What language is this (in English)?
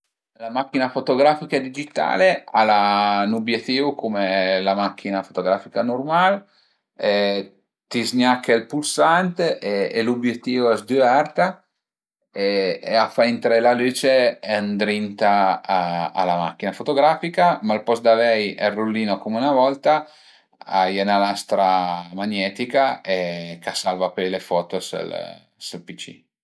Piedmontese